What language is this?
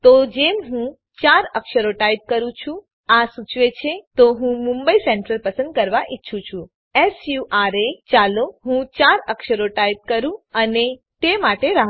Gujarati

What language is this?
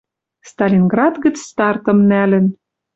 Western Mari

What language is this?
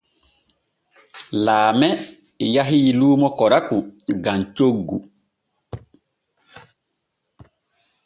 Borgu Fulfulde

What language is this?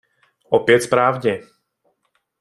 Czech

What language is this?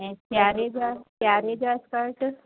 Sindhi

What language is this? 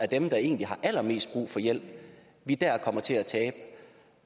Danish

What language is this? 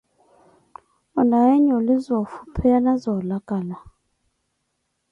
Koti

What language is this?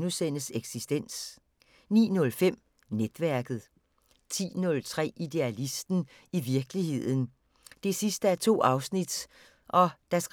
Danish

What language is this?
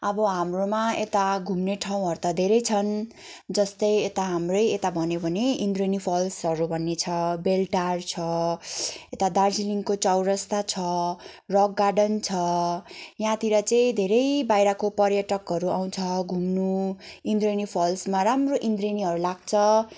Nepali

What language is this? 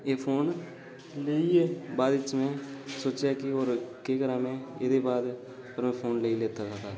Dogri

